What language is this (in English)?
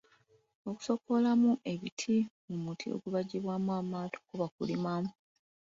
Ganda